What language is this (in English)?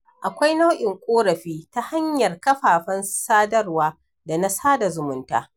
Hausa